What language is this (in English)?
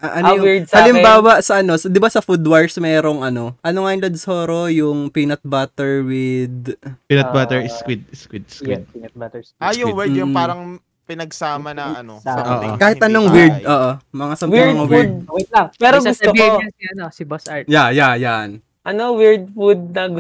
Filipino